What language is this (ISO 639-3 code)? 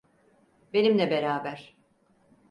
tur